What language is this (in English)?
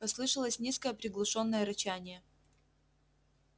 Russian